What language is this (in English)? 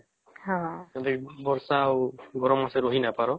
Odia